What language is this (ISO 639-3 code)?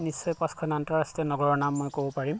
asm